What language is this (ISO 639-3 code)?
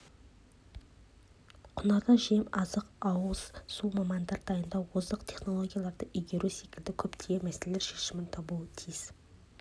kaz